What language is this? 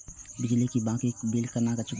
Maithili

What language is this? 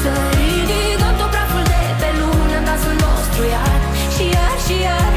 Romanian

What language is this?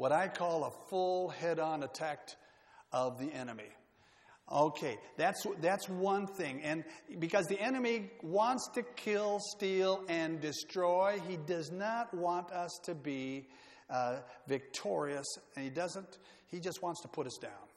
English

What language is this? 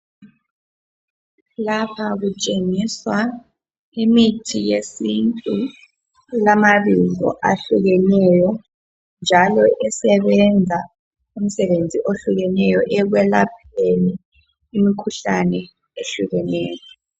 North Ndebele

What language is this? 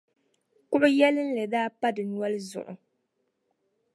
Dagbani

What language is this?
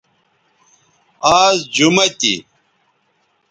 Bateri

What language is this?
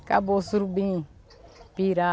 Portuguese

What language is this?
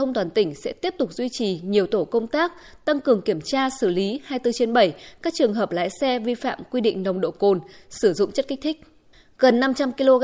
Vietnamese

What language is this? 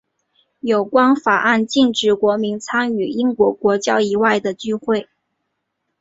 Chinese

